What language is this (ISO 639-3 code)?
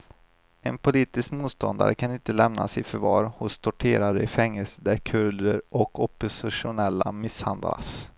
swe